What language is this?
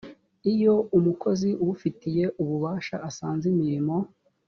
Kinyarwanda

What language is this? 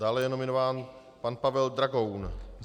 Czech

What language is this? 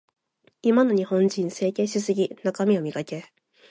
Japanese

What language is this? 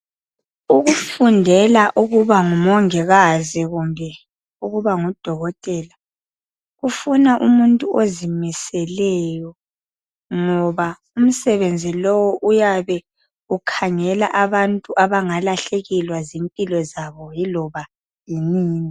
North Ndebele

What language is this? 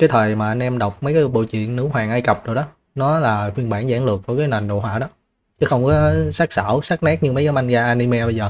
Vietnamese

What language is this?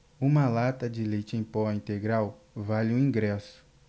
Portuguese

